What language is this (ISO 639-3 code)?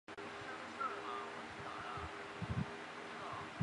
zho